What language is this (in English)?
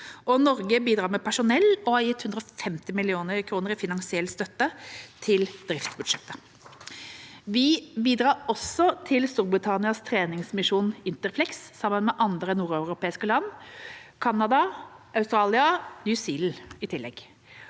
Norwegian